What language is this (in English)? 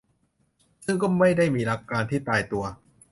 Thai